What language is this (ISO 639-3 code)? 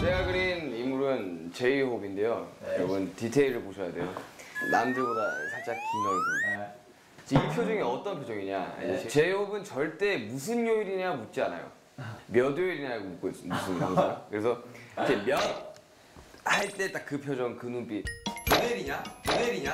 kor